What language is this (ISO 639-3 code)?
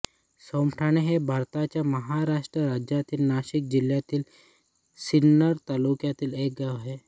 mar